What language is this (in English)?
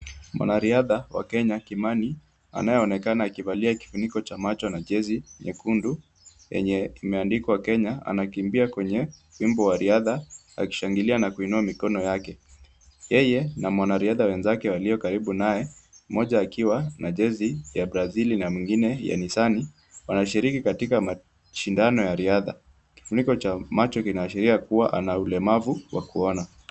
Swahili